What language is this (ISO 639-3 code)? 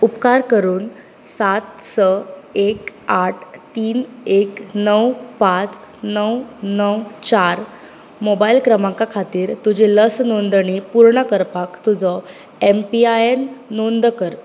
kok